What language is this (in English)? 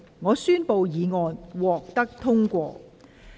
Cantonese